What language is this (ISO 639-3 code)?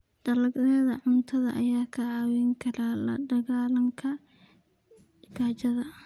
som